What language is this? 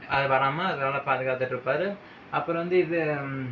Tamil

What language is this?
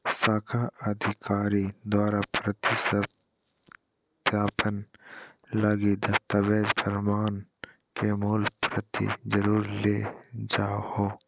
Magahi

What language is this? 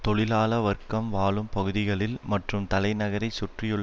Tamil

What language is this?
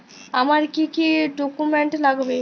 Bangla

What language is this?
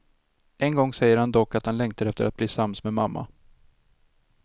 Swedish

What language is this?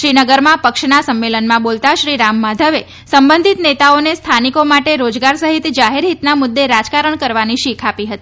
Gujarati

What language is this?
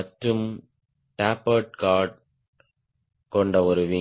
Tamil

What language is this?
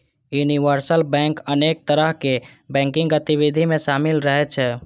Maithili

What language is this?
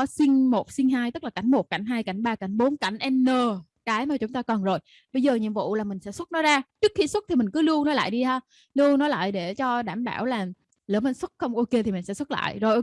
Vietnamese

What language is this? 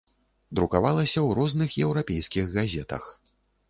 Belarusian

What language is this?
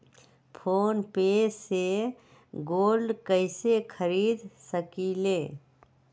Magahi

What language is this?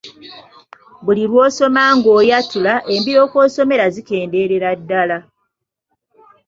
Ganda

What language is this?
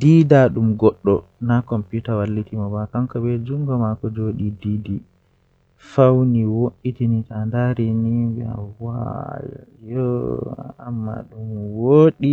Western Niger Fulfulde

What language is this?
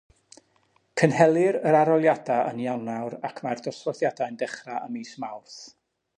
Welsh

